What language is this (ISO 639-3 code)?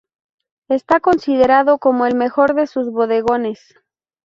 spa